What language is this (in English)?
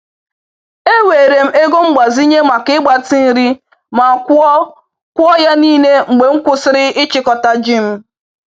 Igbo